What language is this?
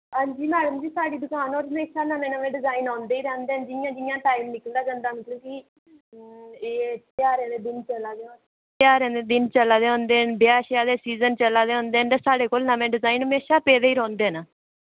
Dogri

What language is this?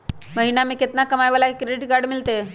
Magahi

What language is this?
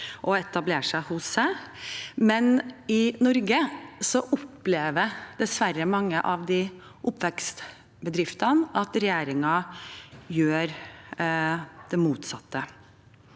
Norwegian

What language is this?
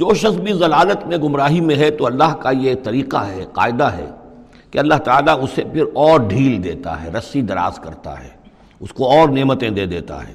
Urdu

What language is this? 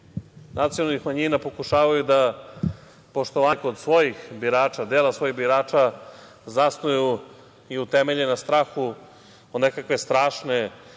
Serbian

